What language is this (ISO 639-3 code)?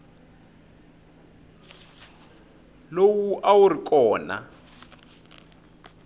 tso